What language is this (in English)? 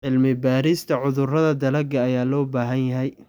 Somali